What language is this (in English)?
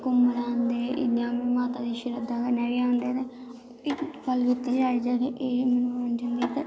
Dogri